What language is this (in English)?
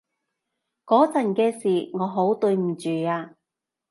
Cantonese